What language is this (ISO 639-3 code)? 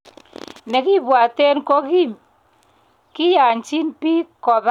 kln